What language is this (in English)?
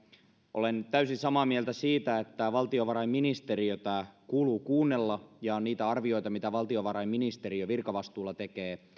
Finnish